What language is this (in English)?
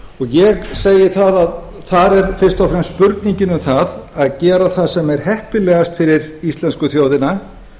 Icelandic